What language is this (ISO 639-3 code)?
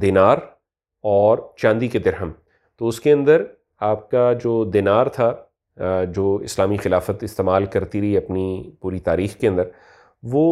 urd